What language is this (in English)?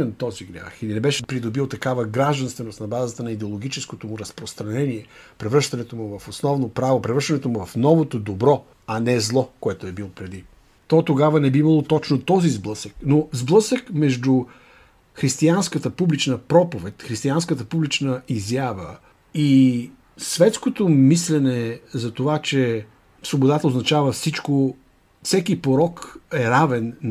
Bulgarian